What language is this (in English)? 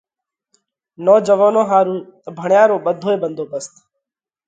Parkari Koli